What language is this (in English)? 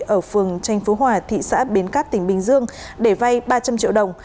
Vietnamese